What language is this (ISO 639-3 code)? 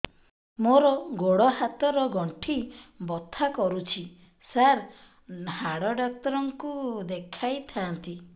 ori